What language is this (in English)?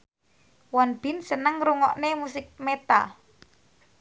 Javanese